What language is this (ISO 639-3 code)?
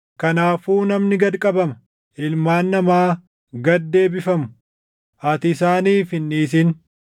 orm